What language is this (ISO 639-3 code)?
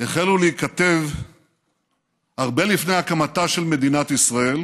heb